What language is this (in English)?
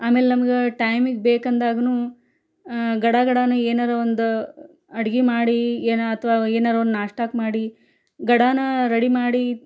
Kannada